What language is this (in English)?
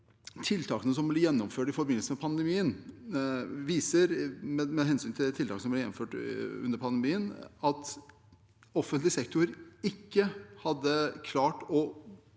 Norwegian